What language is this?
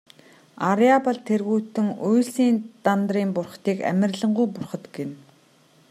Mongolian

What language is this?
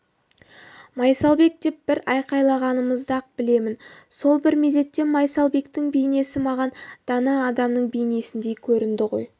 Kazakh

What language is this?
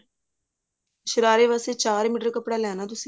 Punjabi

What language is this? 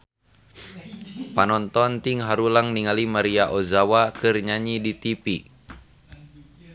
Sundanese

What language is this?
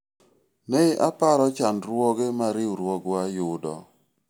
Luo (Kenya and Tanzania)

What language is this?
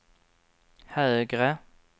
Swedish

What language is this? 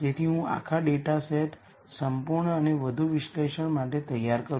Gujarati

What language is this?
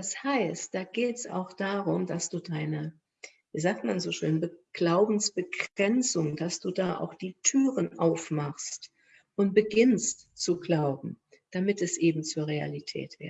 German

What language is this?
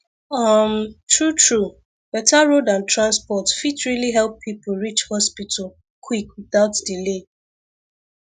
Nigerian Pidgin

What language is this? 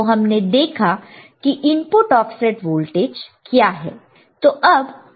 Hindi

